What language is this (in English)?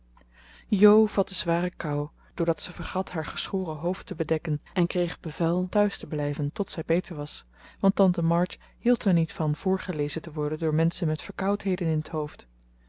Dutch